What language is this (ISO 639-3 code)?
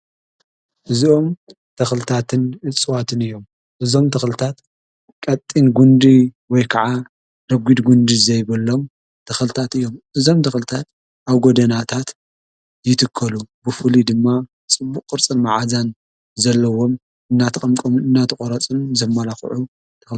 tir